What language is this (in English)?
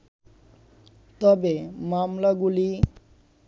Bangla